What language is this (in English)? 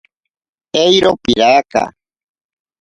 Ashéninka Perené